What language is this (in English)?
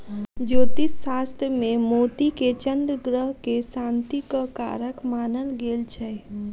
Maithili